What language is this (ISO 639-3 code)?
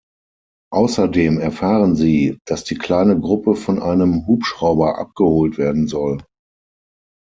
deu